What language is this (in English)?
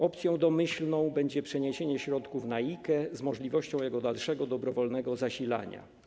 Polish